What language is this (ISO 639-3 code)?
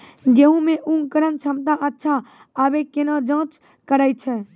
mai